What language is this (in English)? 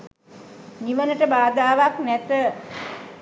Sinhala